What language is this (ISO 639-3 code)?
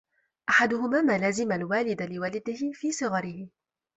ara